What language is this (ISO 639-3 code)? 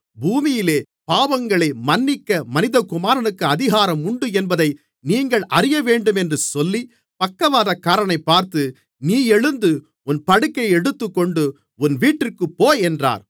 tam